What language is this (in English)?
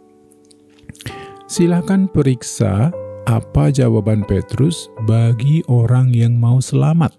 Indonesian